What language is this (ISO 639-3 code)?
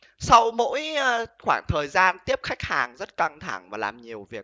vie